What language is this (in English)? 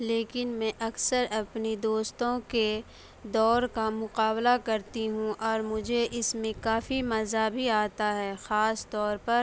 Urdu